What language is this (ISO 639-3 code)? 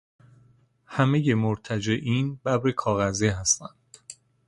fas